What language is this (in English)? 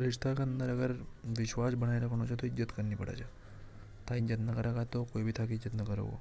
Hadothi